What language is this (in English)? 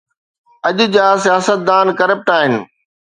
Sindhi